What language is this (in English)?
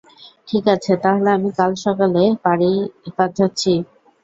Bangla